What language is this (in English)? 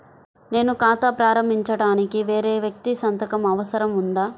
Telugu